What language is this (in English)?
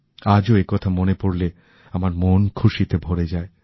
Bangla